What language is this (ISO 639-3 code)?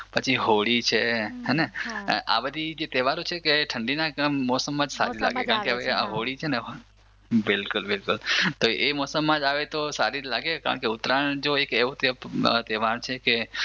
guj